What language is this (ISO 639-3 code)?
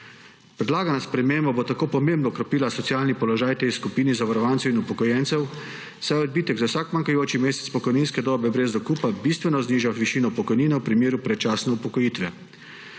slv